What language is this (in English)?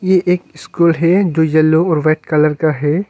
Hindi